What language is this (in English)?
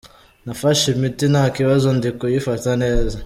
Kinyarwanda